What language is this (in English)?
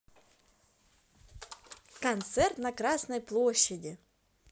Russian